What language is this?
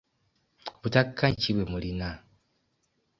Ganda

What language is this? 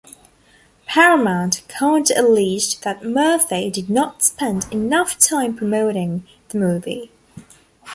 English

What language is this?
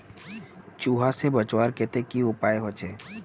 Magahi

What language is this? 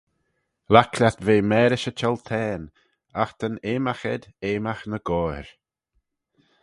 Manx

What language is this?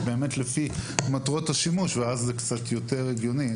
Hebrew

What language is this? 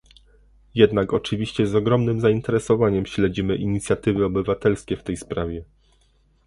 Polish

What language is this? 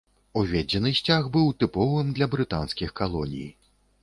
Belarusian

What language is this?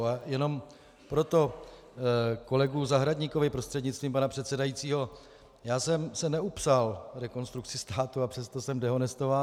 Czech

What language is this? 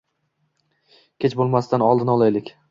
Uzbek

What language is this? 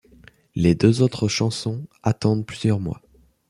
French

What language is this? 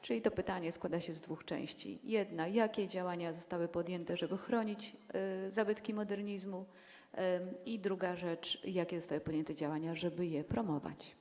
Polish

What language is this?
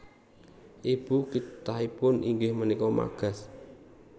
Javanese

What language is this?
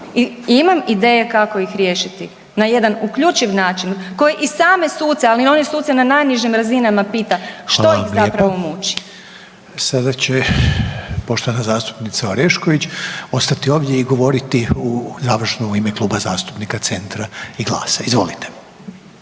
Croatian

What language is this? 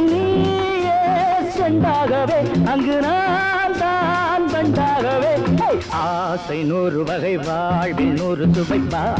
Tamil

